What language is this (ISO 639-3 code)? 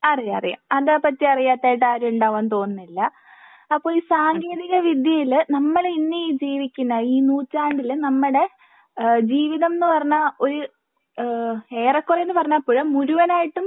mal